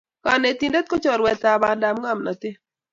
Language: Kalenjin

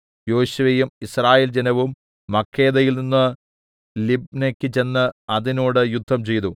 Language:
Malayalam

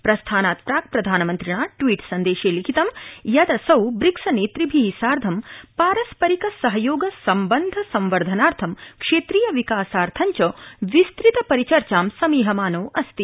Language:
Sanskrit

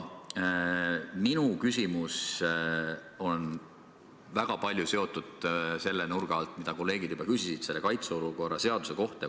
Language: Estonian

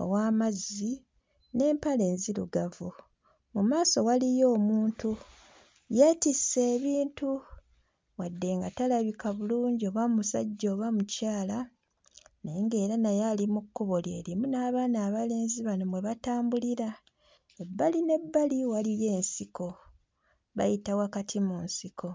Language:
Ganda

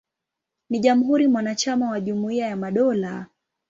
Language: Swahili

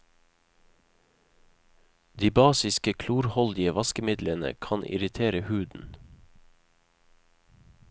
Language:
Norwegian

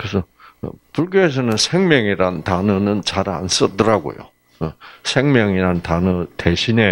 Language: Korean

